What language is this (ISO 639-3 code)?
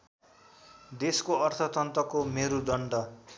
nep